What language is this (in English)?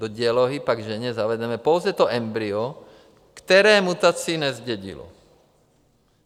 Czech